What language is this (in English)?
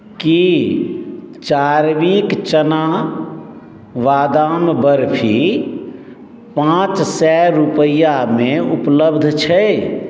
Maithili